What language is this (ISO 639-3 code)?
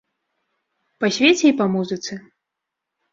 bel